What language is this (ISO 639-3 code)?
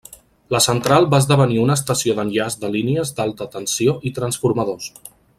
cat